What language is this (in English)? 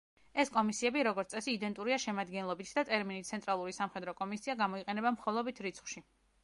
Georgian